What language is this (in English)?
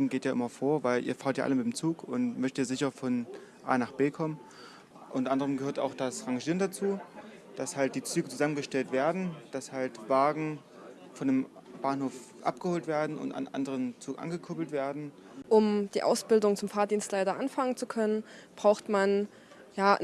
German